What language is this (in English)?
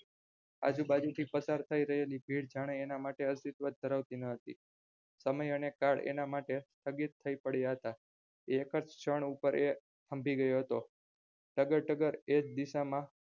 Gujarati